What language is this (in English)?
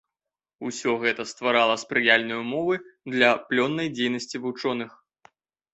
Belarusian